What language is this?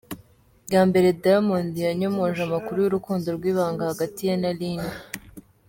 Kinyarwanda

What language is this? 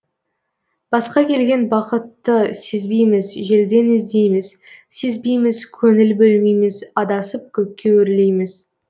Kazakh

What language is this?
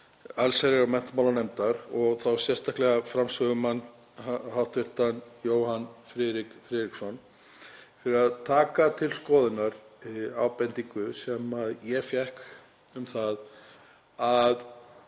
Icelandic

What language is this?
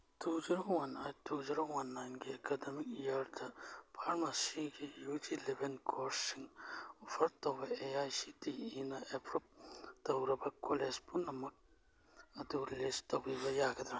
Manipuri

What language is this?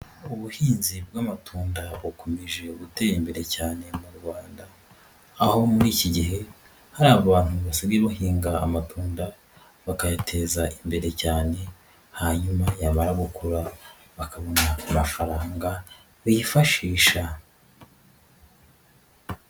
Kinyarwanda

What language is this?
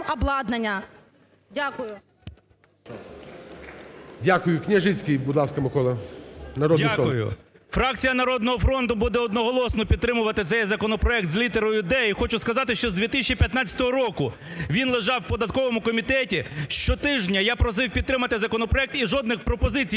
Ukrainian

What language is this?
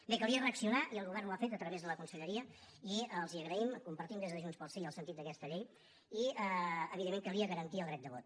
Catalan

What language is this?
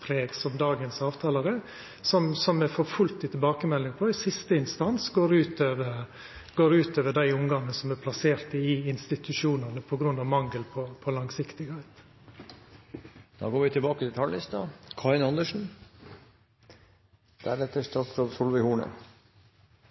Norwegian Nynorsk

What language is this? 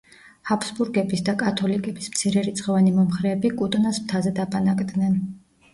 Georgian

